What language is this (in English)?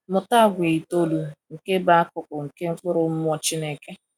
Igbo